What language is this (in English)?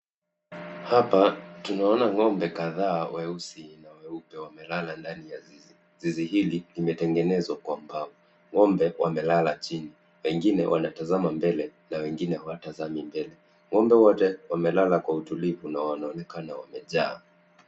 Swahili